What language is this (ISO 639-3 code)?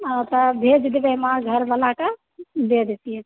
mai